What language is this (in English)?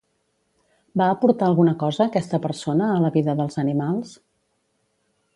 Catalan